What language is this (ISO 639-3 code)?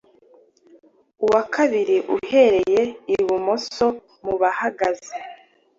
kin